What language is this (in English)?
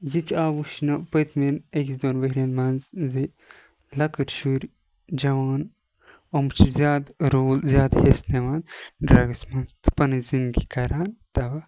Kashmiri